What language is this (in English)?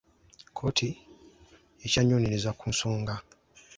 Ganda